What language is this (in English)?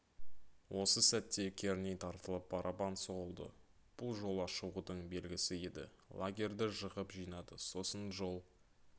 Kazakh